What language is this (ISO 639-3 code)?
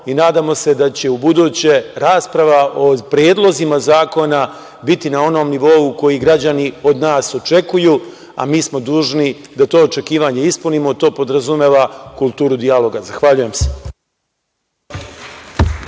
srp